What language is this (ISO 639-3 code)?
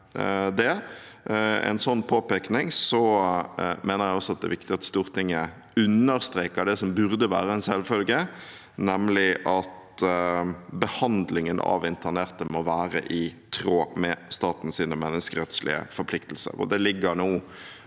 nor